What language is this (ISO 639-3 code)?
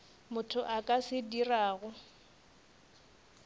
nso